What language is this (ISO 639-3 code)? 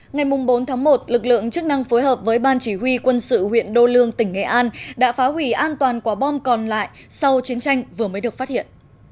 vie